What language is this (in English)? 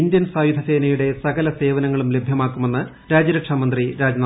Malayalam